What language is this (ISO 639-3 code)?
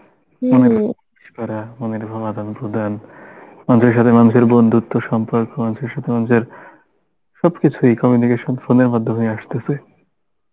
ben